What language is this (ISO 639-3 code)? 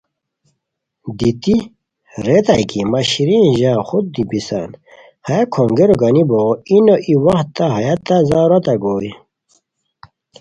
khw